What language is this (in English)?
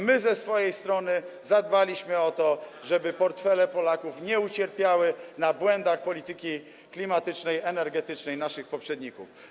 Polish